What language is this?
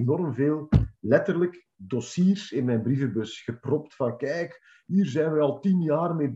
Dutch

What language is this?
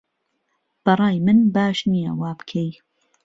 Central Kurdish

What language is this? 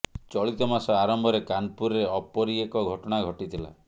Odia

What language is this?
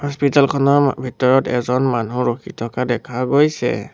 Assamese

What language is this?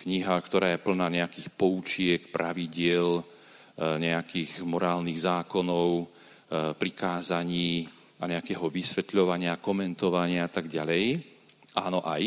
Slovak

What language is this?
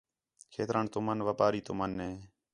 Khetrani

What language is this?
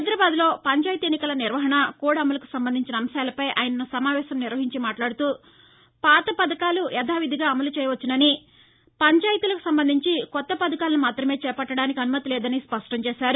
Telugu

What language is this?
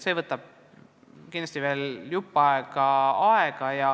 Estonian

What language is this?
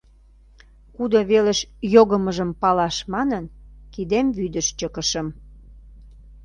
Mari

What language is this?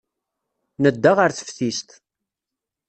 Kabyle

